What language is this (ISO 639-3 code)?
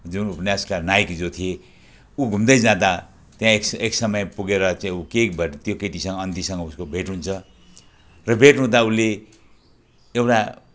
nep